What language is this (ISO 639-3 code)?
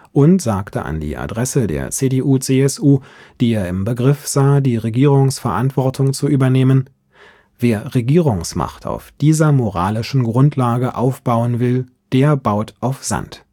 deu